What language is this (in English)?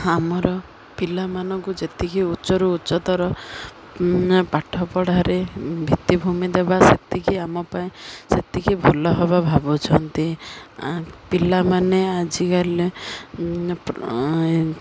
Odia